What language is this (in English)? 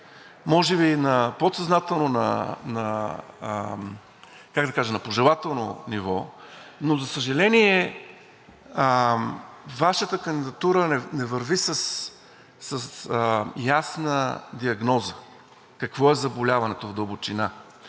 Bulgarian